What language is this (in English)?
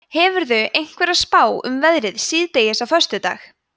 Icelandic